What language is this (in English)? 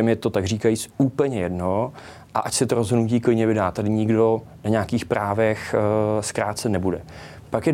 Czech